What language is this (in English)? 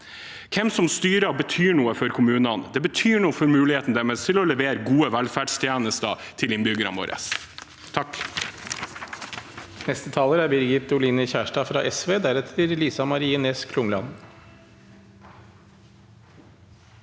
Norwegian